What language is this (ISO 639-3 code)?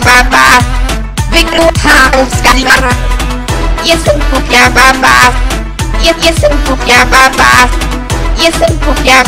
pol